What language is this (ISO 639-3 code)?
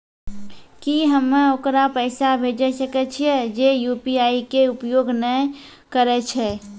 mai